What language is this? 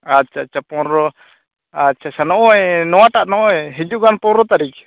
Santali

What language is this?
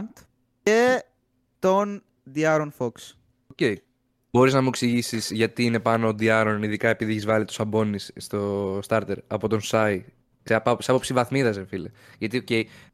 Greek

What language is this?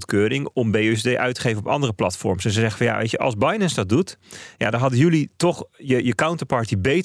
Dutch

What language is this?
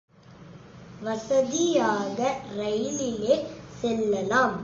Tamil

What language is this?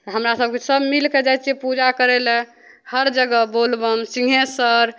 Maithili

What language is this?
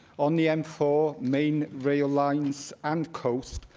English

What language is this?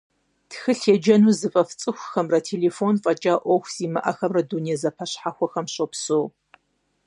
Kabardian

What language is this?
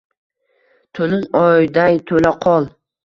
Uzbek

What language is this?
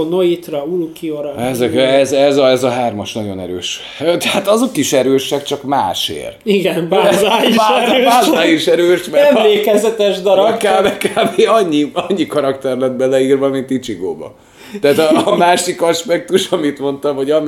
Hungarian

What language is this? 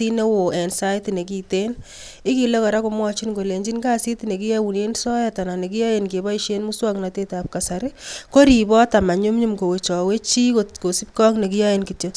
Kalenjin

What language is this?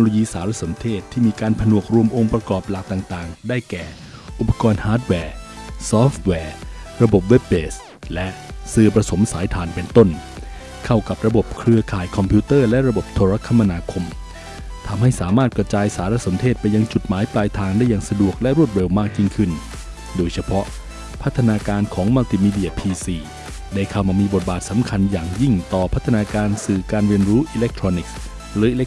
Thai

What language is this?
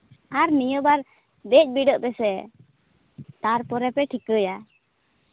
Santali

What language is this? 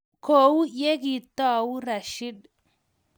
Kalenjin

